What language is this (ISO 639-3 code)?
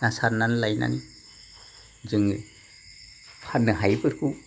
brx